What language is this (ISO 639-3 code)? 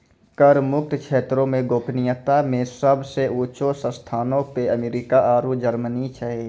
mai